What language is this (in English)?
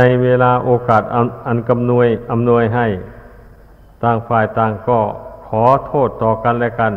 Thai